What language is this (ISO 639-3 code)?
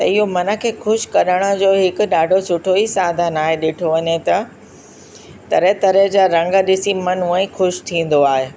snd